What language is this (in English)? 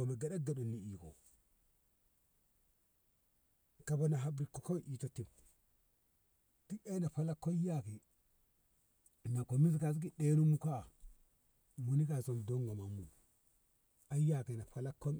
Ngamo